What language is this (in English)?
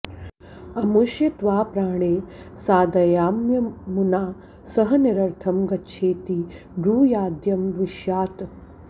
Sanskrit